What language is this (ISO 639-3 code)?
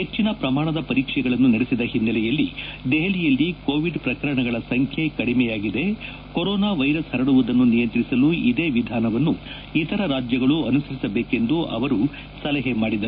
kan